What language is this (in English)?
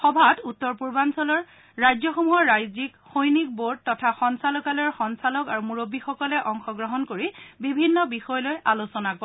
Assamese